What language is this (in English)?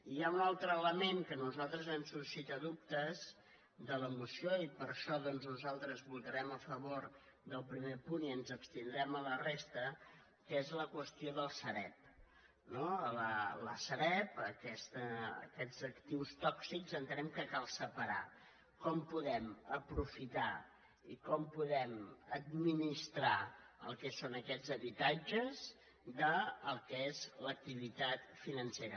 Catalan